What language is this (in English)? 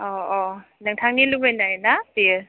Bodo